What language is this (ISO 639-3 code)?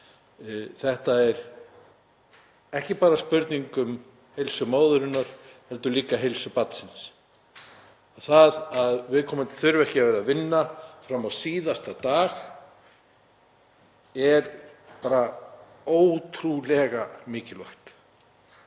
isl